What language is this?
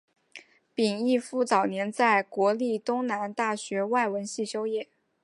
Chinese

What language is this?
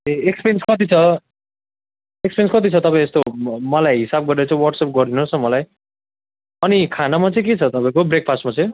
Nepali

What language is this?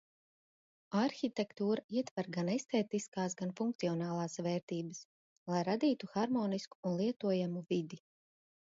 Latvian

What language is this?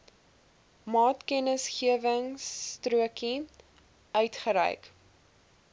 Afrikaans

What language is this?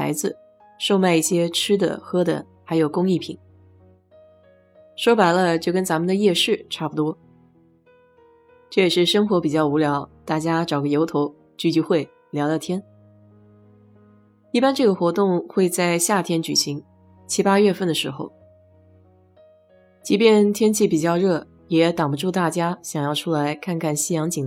Chinese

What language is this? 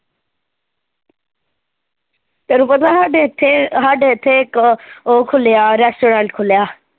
Punjabi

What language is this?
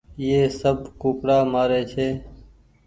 Goaria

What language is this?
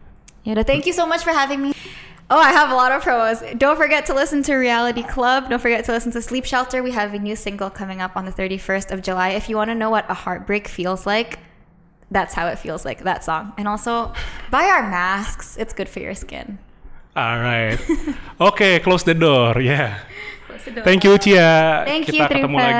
Indonesian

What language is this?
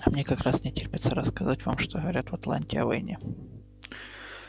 Russian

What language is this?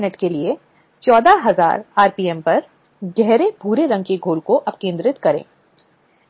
Hindi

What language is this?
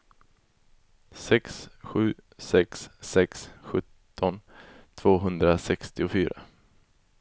Swedish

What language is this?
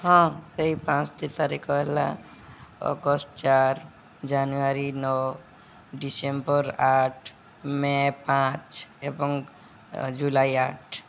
Odia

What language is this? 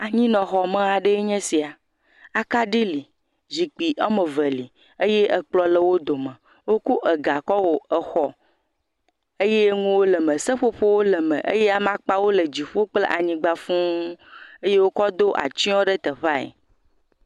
Ewe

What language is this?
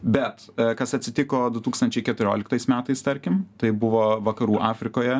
Lithuanian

